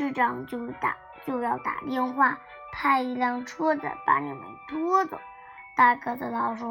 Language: Chinese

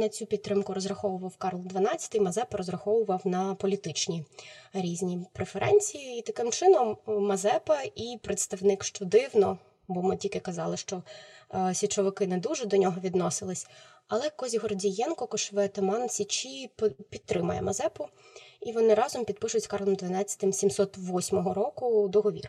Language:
Ukrainian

